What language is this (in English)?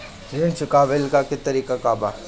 Bhojpuri